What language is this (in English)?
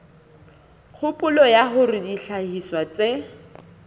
Southern Sotho